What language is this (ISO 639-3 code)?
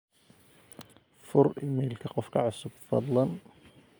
som